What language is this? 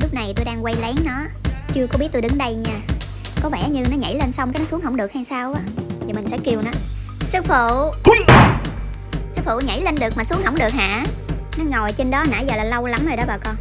Vietnamese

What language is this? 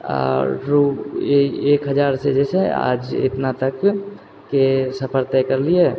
Maithili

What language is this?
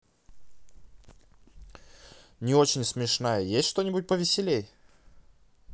Russian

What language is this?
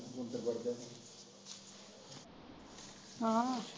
Punjabi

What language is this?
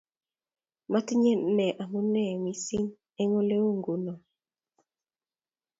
Kalenjin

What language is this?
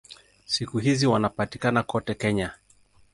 Swahili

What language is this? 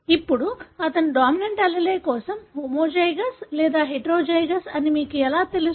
Telugu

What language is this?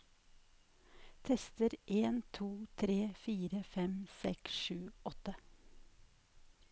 Norwegian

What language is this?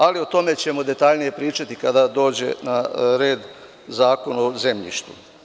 Serbian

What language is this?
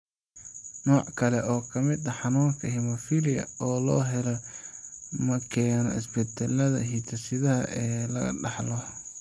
Somali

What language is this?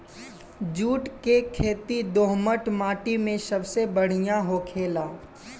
Bhojpuri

